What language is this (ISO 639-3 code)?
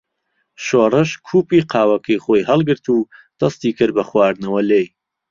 ckb